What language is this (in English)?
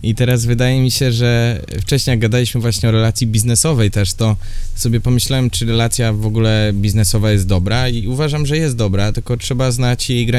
Polish